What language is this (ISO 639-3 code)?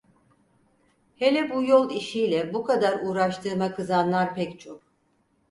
tur